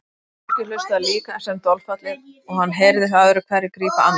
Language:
Icelandic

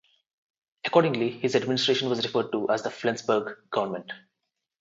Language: English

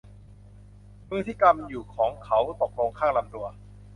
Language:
Thai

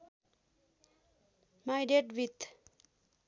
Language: Nepali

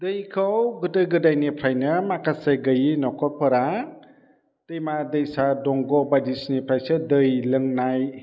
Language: Bodo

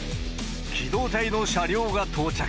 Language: Japanese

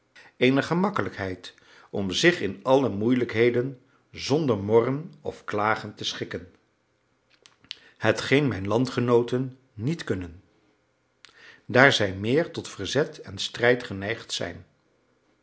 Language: Dutch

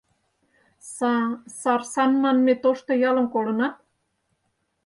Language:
Mari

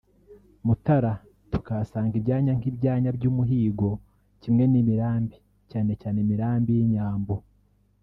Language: Kinyarwanda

